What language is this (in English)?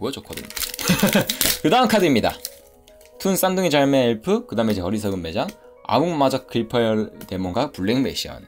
Korean